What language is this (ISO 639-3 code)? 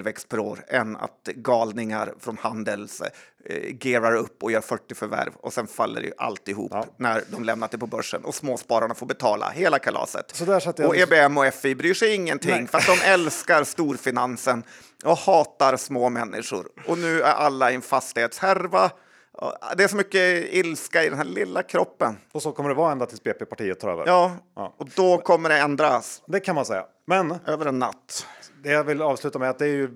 swe